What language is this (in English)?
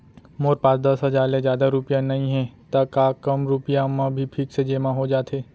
Chhattisgarhi